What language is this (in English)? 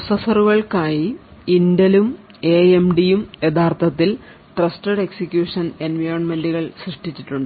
Malayalam